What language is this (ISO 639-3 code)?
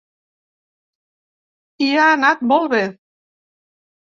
cat